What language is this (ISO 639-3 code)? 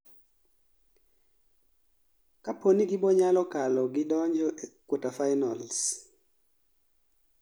luo